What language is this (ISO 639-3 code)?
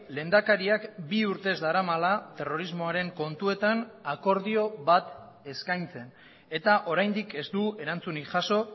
eus